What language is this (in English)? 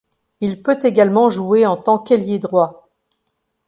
French